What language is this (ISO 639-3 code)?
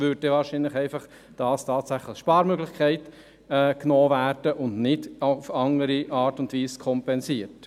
gsw